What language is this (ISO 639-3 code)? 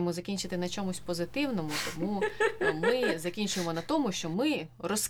ukr